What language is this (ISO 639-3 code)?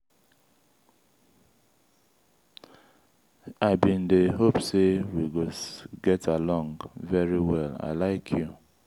pcm